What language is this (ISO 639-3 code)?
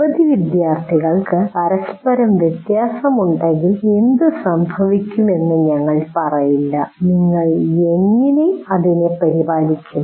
mal